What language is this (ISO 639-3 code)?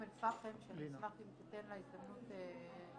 heb